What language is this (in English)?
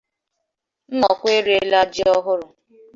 Igbo